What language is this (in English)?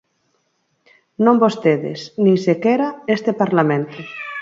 Galician